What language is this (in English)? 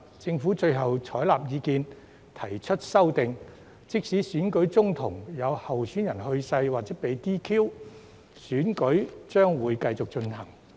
Cantonese